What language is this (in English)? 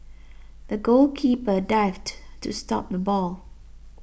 English